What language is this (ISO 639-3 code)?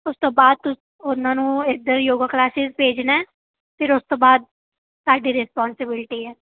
pan